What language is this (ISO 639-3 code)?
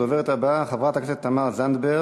heb